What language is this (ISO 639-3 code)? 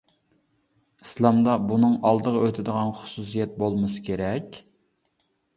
uig